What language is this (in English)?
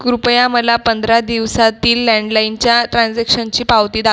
Marathi